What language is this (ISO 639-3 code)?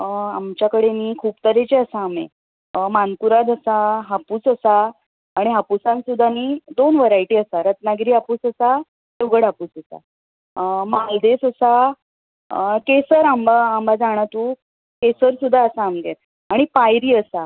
kok